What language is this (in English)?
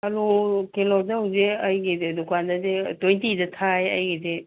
Manipuri